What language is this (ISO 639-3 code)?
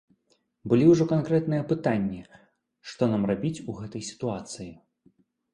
bel